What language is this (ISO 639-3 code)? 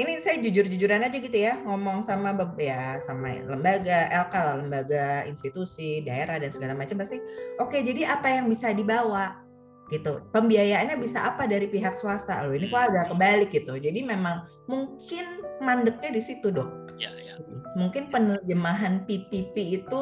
ind